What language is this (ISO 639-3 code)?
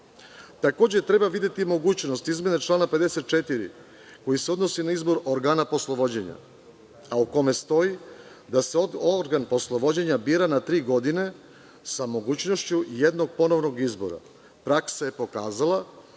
srp